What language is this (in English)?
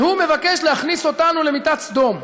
Hebrew